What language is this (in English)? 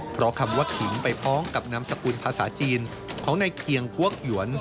Thai